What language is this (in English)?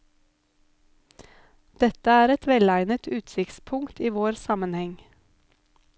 Norwegian